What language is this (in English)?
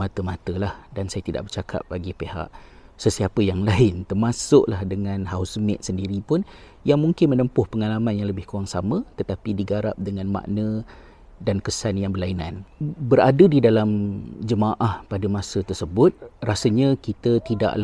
Malay